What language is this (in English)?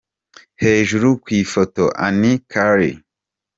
Kinyarwanda